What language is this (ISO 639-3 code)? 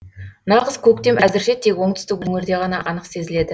kaz